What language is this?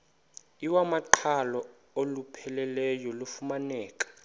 Xhosa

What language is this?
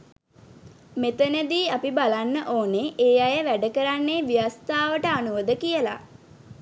Sinhala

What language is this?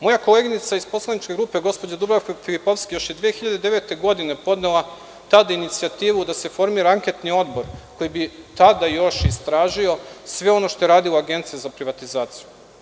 Serbian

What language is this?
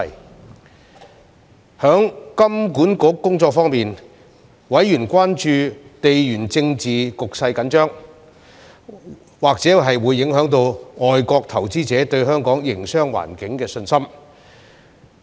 Cantonese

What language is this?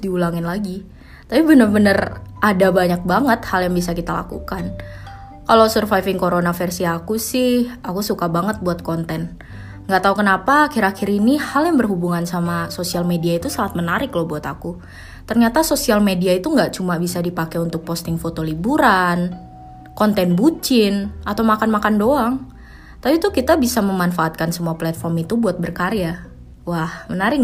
Indonesian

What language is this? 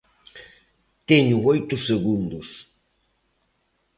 Galician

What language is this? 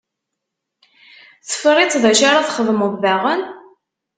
Kabyle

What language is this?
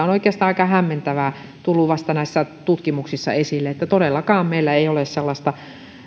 Finnish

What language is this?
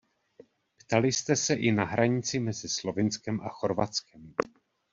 Czech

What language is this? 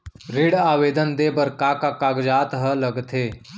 Chhattisgarhi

